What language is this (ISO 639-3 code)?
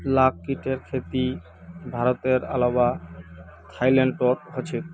mag